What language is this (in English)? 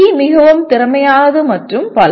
Tamil